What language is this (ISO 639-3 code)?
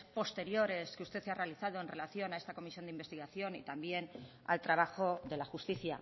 spa